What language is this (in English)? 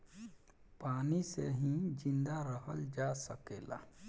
Bhojpuri